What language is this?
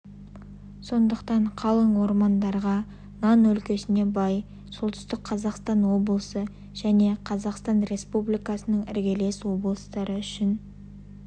Kazakh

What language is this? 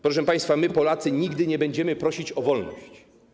Polish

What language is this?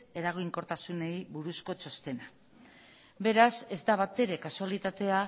Basque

